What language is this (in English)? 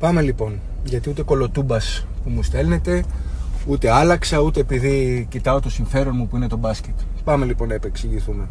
Greek